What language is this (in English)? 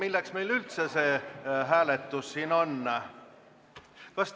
Estonian